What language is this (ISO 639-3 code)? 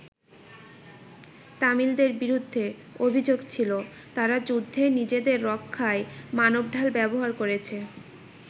ben